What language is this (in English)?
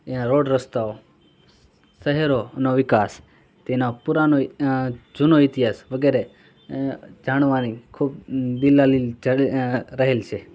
Gujarati